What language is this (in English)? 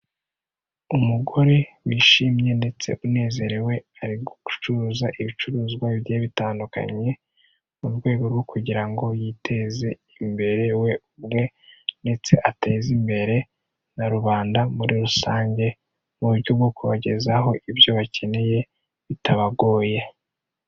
Kinyarwanda